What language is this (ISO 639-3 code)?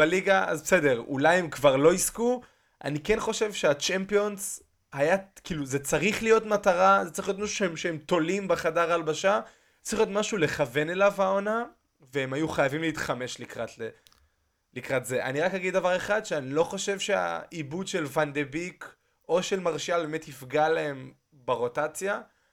heb